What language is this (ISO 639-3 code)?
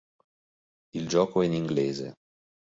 ita